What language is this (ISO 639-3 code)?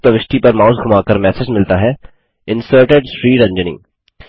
hin